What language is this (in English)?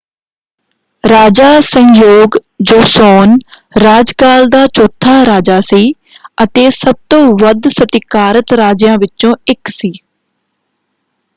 Punjabi